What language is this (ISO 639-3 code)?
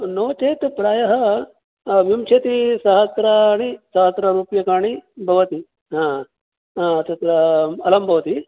san